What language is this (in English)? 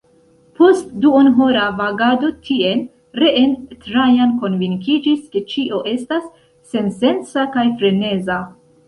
Esperanto